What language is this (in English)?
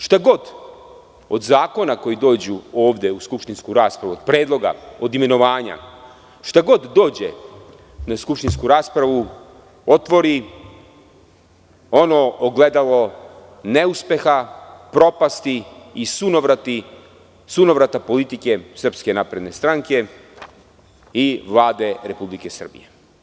Serbian